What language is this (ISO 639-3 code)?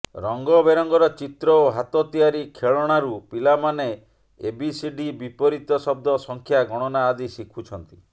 ori